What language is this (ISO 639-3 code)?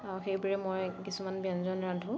asm